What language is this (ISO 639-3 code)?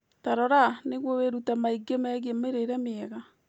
kik